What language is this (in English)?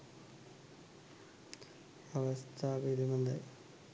Sinhala